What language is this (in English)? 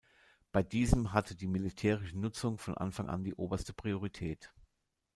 German